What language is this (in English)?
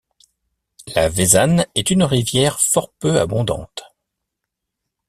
French